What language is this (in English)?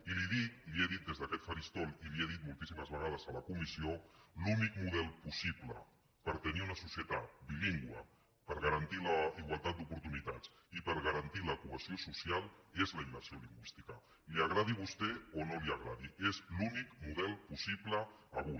Catalan